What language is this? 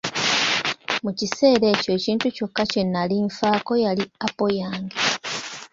Ganda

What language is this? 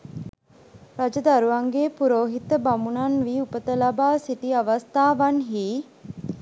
Sinhala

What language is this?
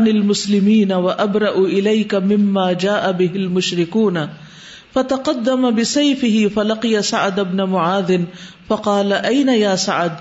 Urdu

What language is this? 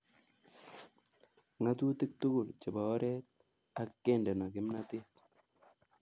Kalenjin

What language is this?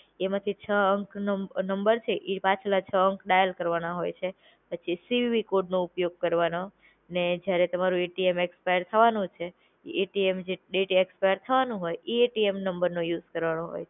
Gujarati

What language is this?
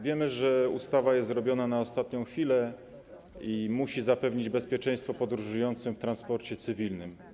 Polish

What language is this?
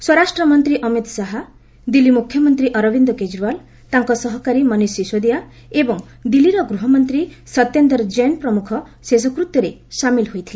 Odia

